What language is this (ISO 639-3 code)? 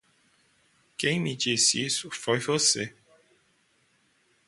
por